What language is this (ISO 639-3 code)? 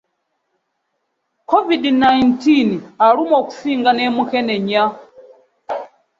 lug